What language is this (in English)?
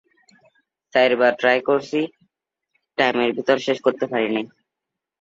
Bangla